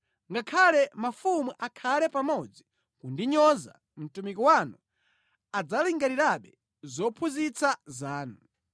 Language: Nyanja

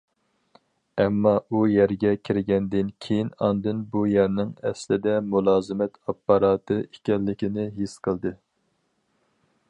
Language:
Uyghur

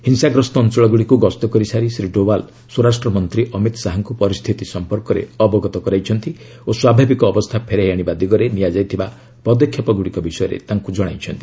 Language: Odia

